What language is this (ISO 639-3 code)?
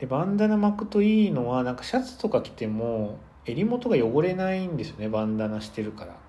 jpn